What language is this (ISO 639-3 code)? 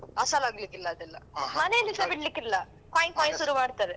kan